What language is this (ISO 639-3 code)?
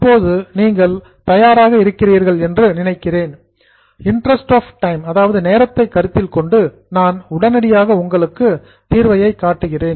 tam